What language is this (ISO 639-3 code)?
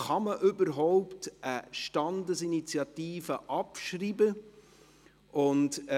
gsw